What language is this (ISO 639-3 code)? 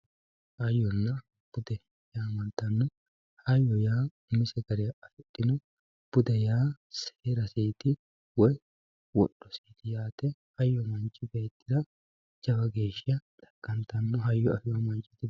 sid